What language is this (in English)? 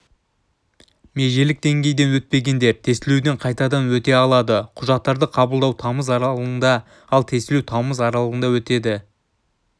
Kazakh